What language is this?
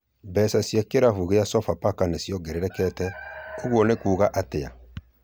Kikuyu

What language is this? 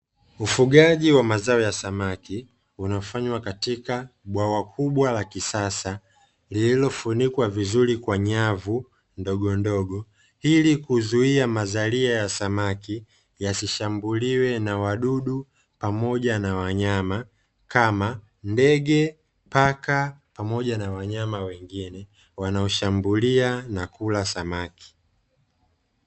Swahili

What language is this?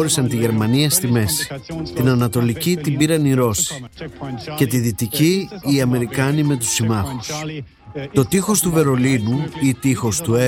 Greek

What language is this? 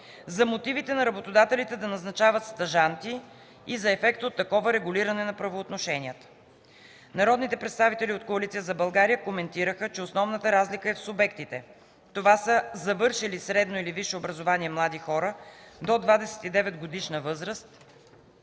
Bulgarian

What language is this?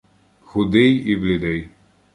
Ukrainian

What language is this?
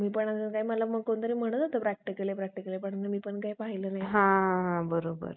Marathi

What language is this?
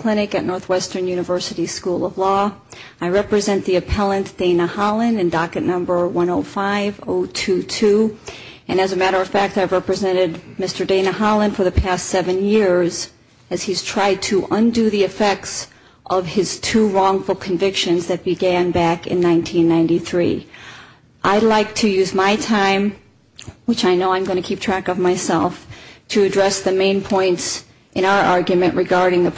English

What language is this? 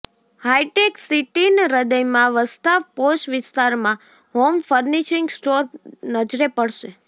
Gujarati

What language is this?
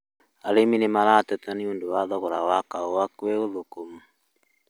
Kikuyu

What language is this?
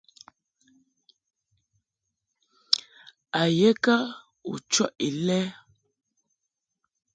Mungaka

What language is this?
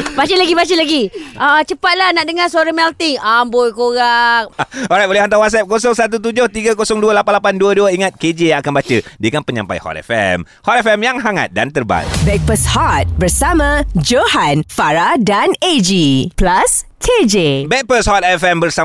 Malay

